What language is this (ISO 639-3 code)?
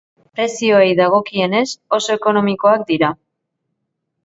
eus